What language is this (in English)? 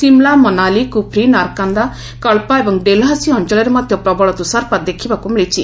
Odia